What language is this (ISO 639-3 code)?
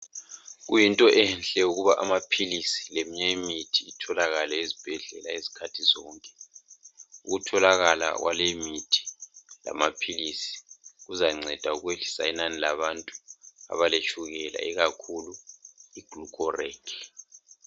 nde